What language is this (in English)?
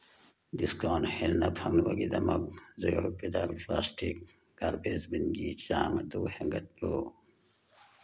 Manipuri